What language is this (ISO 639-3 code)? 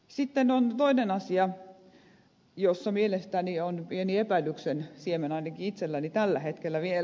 fin